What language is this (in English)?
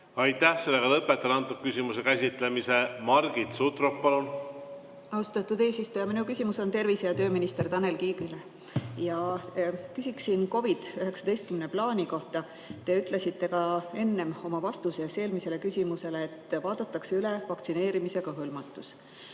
Estonian